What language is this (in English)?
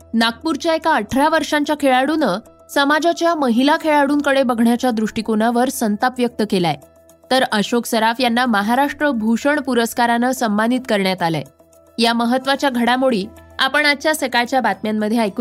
Marathi